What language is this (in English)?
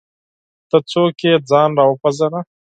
Pashto